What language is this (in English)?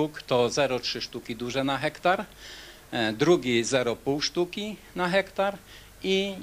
Polish